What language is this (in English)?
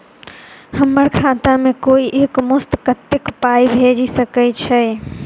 Maithili